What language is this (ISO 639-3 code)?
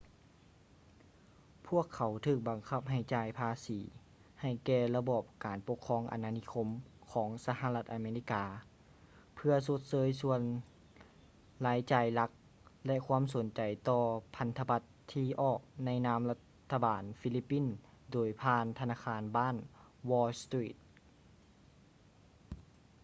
lao